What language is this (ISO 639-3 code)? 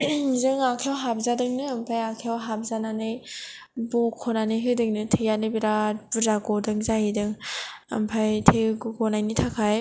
brx